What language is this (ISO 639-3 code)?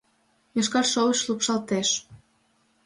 chm